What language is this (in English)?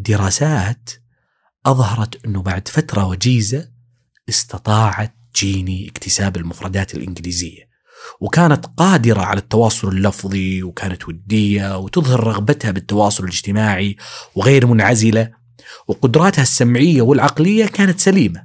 Arabic